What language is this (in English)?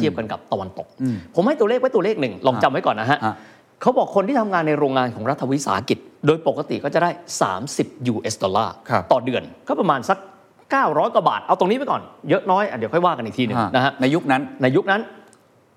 Thai